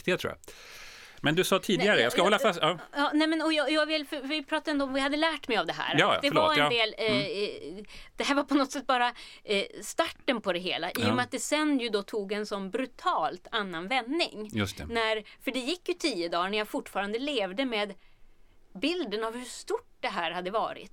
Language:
Swedish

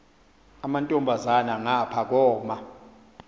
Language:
Xhosa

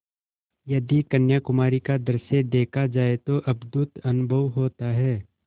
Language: Hindi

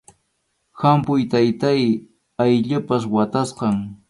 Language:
Arequipa-La Unión Quechua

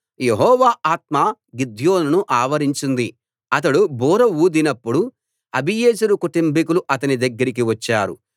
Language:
Telugu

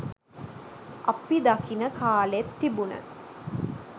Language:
Sinhala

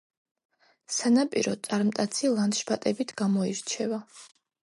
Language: Georgian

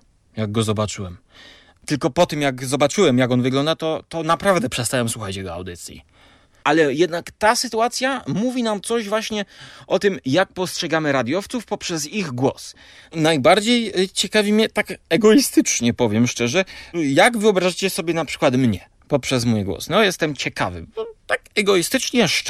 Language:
Polish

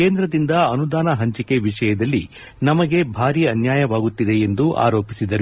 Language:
Kannada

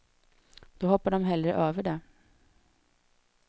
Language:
Swedish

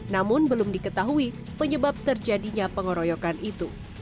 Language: Indonesian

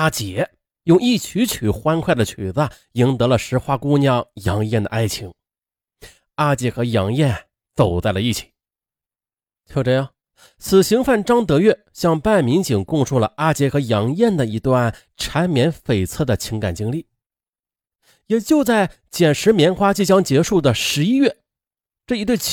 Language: Chinese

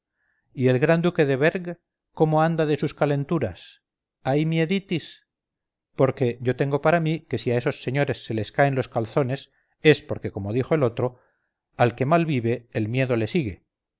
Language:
Spanish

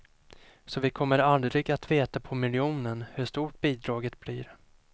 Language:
Swedish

